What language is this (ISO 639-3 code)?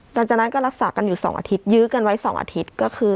tha